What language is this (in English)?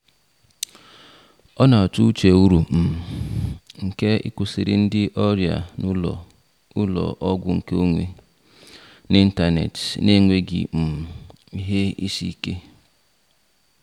Igbo